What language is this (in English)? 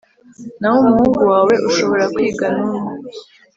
Kinyarwanda